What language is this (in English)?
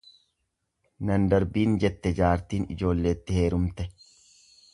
Oromo